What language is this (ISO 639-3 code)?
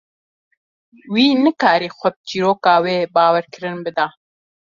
kur